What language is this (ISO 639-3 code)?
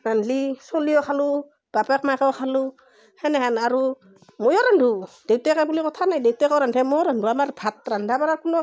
asm